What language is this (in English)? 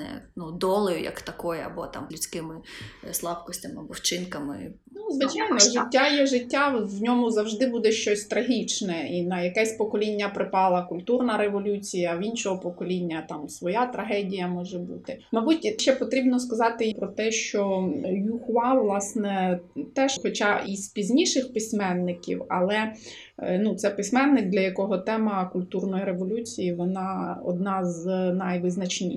Ukrainian